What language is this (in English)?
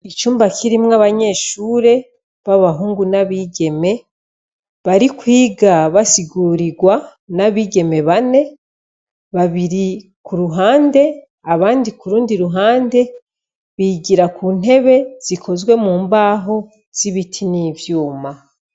Rundi